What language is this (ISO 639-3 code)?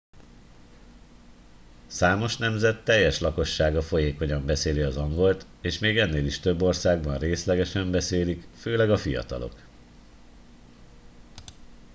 hun